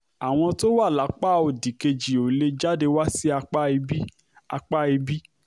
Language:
Yoruba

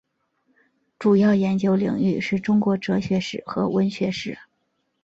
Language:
Chinese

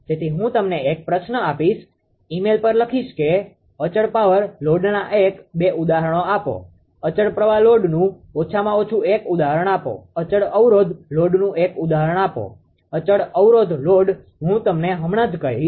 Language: Gujarati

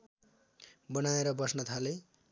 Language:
Nepali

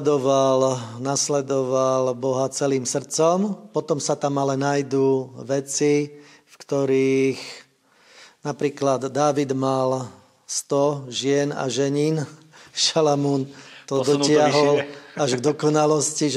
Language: Slovak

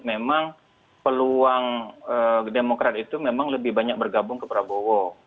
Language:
Indonesian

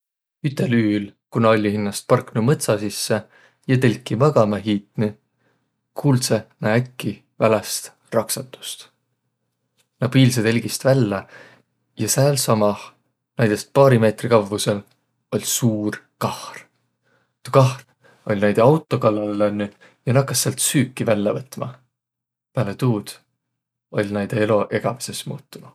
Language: Võro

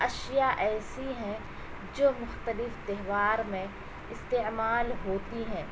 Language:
Urdu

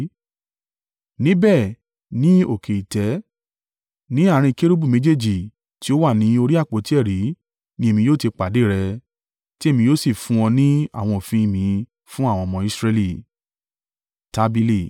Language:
Yoruba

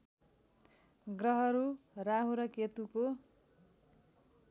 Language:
Nepali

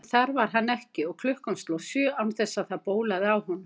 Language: Icelandic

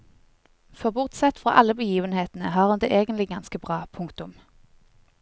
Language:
Norwegian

